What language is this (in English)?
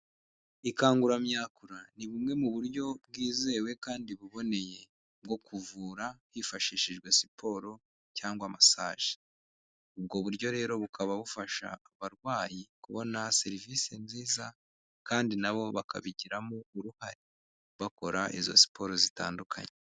Kinyarwanda